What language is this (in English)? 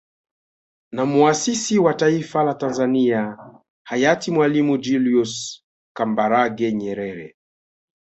Swahili